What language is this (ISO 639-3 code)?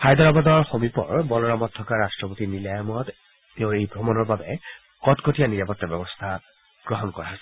asm